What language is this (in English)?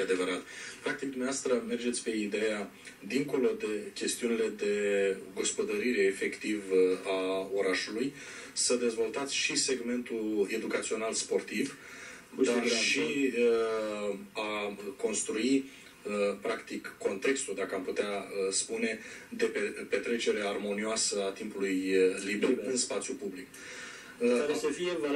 Romanian